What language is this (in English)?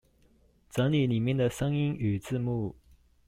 Chinese